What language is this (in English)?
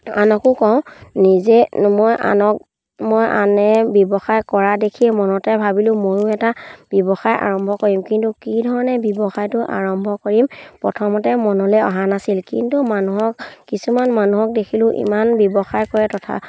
Assamese